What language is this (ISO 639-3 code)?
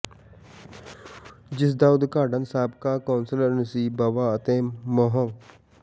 pan